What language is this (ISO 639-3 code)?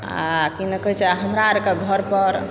mai